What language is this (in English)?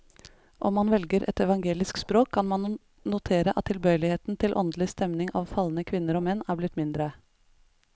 Norwegian